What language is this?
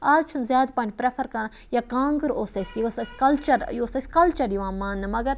Kashmiri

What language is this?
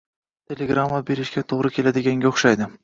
Uzbek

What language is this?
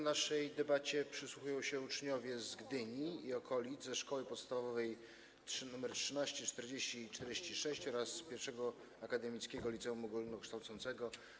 Polish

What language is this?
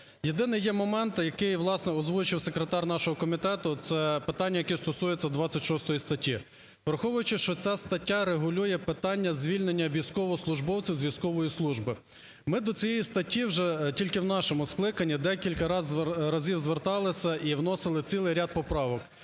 Ukrainian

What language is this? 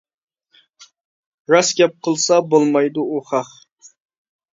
Uyghur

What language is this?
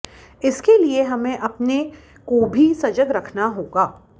Sanskrit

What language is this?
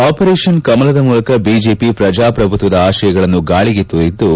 Kannada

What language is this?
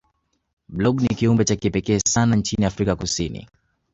Swahili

